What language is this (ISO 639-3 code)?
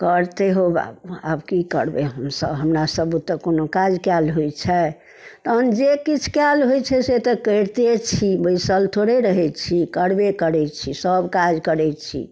mai